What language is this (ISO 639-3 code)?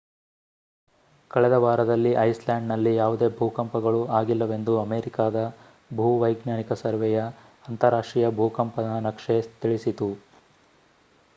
kan